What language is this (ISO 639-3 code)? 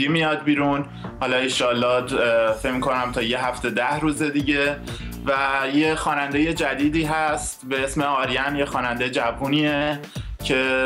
fas